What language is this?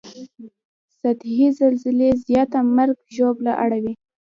Pashto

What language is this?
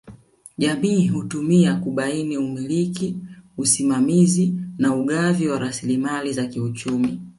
Swahili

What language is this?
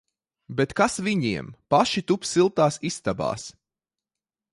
Latvian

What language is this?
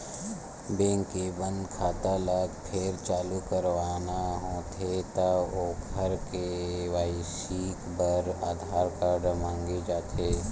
Chhattisgarhi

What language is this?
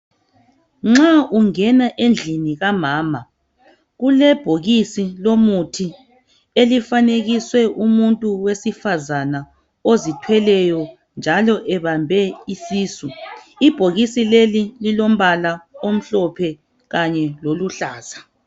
North Ndebele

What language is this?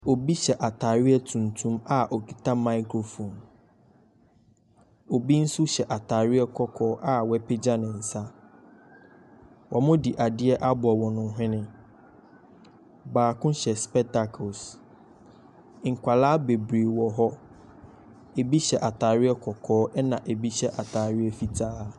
Akan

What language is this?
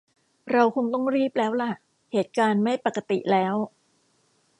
Thai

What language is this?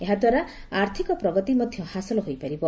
Odia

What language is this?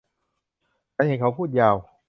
Thai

